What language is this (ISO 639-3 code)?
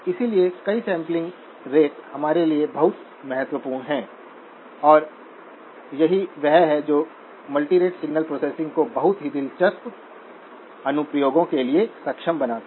hin